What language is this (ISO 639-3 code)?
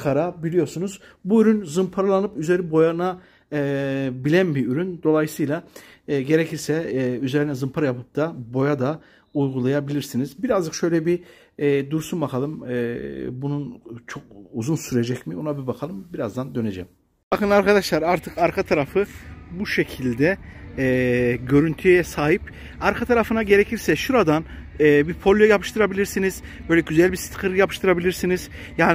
tur